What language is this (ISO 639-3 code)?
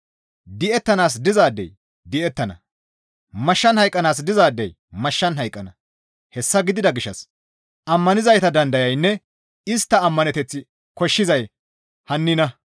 gmv